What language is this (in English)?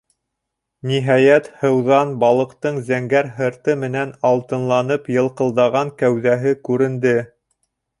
Bashkir